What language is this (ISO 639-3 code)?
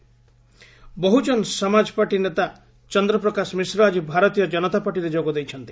ori